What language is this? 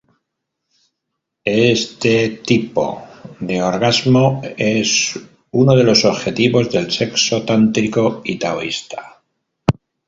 Spanish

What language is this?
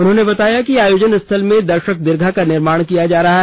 Hindi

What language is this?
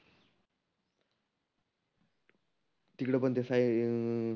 Marathi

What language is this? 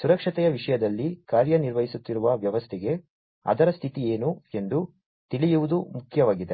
Kannada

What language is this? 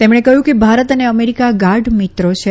Gujarati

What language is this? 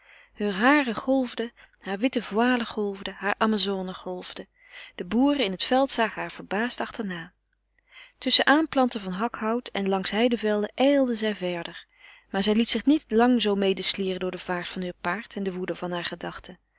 Dutch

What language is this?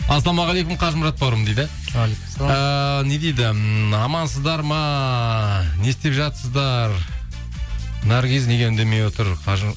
Kazakh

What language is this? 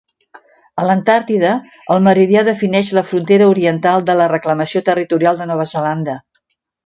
Catalan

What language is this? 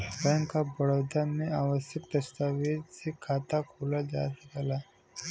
Bhojpuri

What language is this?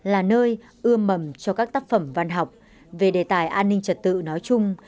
Vietnamese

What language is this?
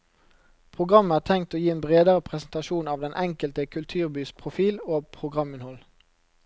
Norwegian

